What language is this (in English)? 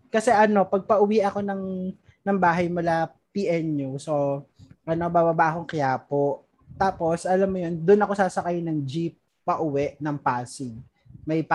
Filipino